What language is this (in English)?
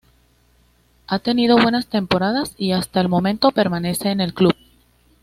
Spanish